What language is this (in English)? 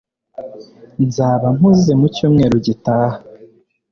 Kinyarwanda